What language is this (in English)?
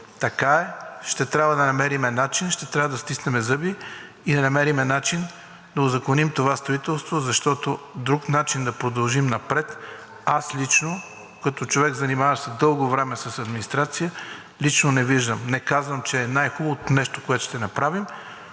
Bulgarian